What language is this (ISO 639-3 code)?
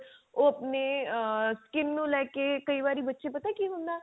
pan